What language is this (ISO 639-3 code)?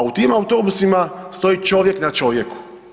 hrv